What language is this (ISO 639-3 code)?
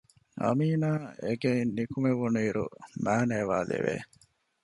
div